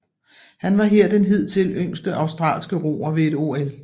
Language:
Danish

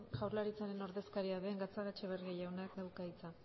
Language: Basque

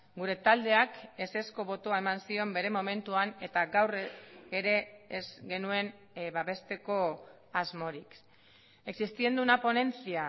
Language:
Basque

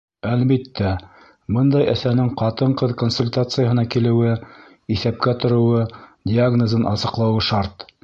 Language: Bashkir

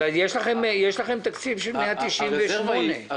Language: Hebrew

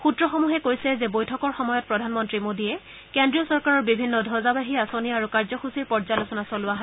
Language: Assamese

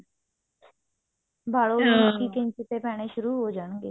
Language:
Punjabi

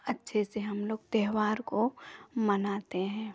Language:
Hindi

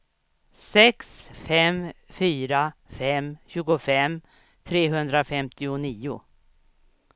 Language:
Swedish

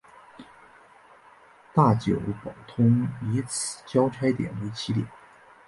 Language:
Chinese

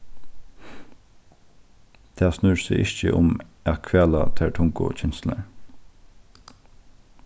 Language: Faroese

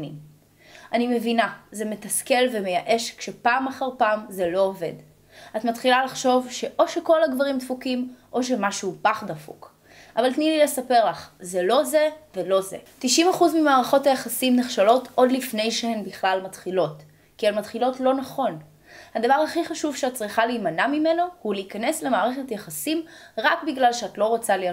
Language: Hebrew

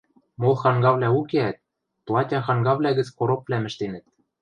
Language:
Western Mari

